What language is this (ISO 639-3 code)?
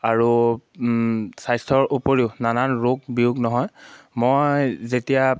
asm